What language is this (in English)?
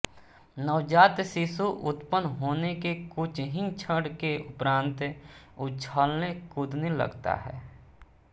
Hindi